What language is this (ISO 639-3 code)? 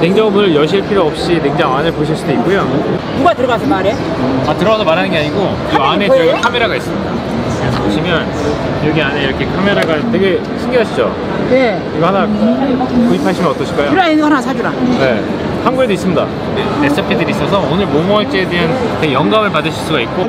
kor